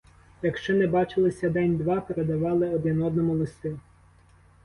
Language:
Ukrainian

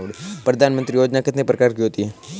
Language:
Hindi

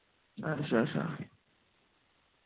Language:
Dogri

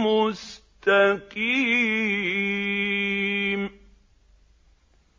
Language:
Arabic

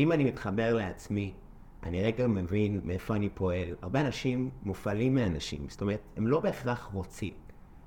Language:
Hebrew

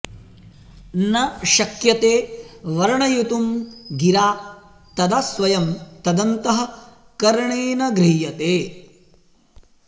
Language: Sanskrit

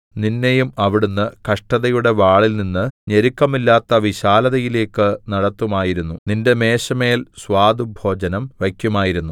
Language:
Malayalam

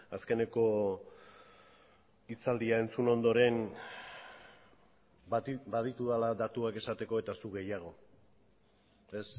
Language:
Basque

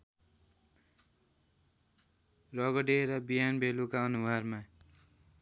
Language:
Nepali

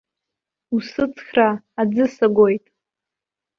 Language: Abkhazian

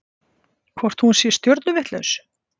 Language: Icelandic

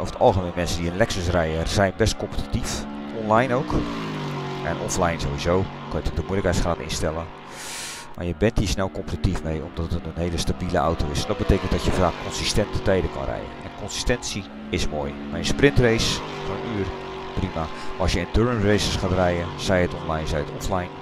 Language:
Dutch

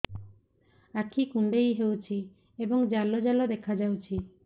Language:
Odia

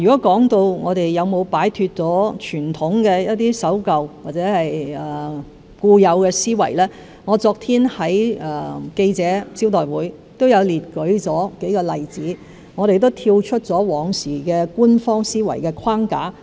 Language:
Cantonese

